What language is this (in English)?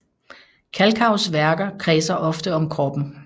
Danish